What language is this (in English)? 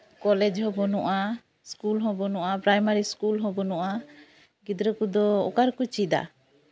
Santali